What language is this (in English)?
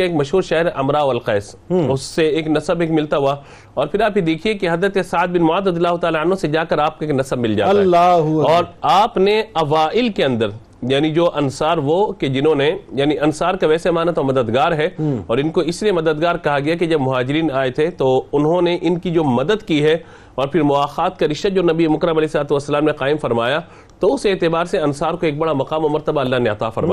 Urdu